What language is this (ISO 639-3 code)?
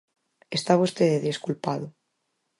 glg